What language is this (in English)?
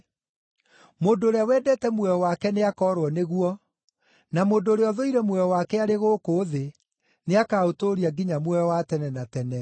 Kikuyu